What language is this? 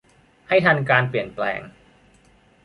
Thai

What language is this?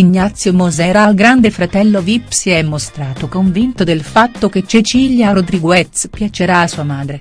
Italian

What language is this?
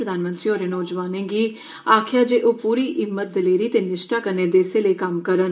Dogri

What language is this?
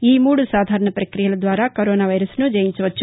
Telugu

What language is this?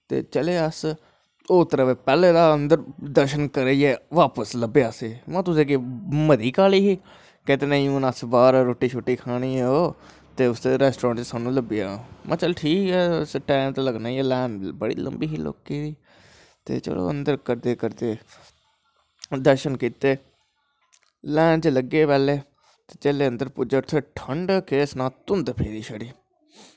Dogri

